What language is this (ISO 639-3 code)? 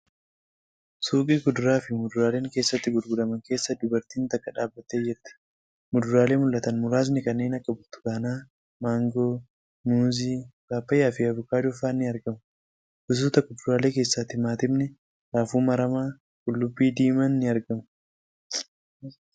orm